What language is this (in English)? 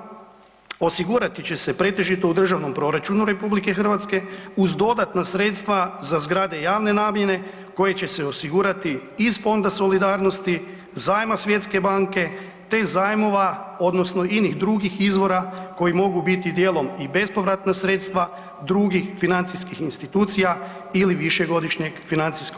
Croatian